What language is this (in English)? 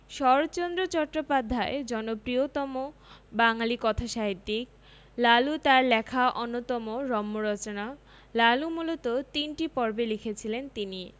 Bangla